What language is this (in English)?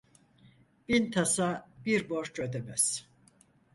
Turkish